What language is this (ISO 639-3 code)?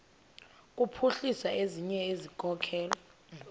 xho